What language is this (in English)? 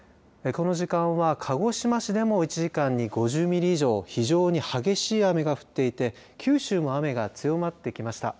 Japanese